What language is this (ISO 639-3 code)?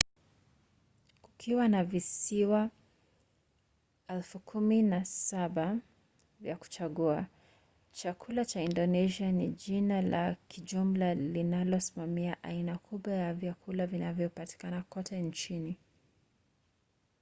swa